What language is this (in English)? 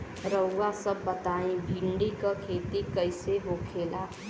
Bhojpuri